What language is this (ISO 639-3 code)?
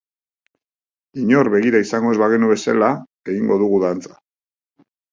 eus